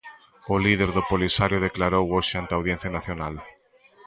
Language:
Galician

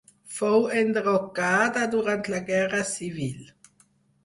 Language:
Catalan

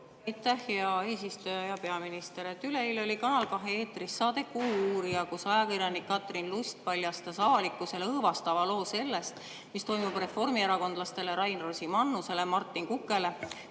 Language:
Estonian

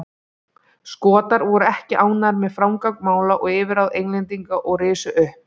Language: Icelandic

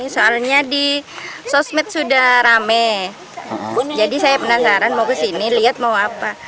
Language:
Indonesian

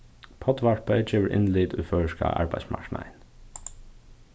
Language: Faroese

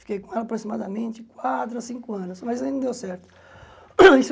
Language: Portuguese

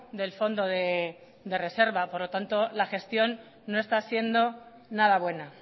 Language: Spanish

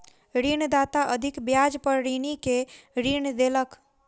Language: Maithili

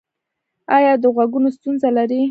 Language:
Pashto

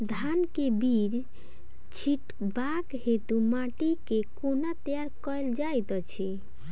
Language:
Maithili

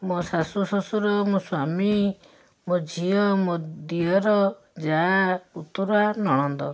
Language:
Odia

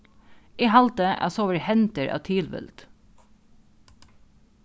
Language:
Faroese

